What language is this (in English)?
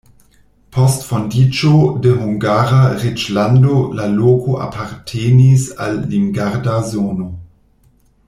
Esperanto